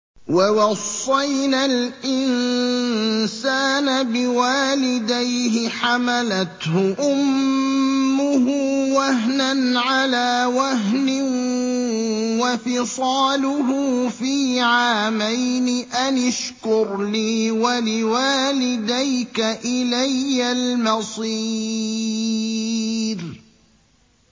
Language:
Arabic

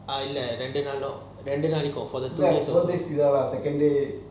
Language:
English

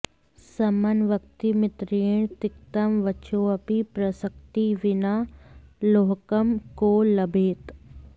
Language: Sanskrit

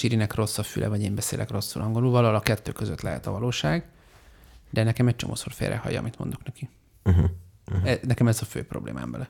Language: Hungarian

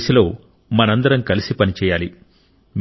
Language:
Telugu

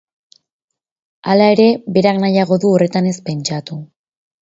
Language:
Basque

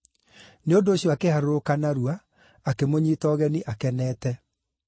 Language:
Kikuyu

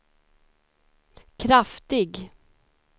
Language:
Swedish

